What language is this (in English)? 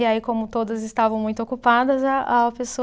Portuguese